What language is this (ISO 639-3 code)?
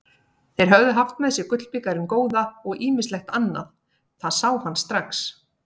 isl